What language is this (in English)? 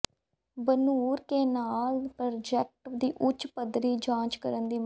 Punjabi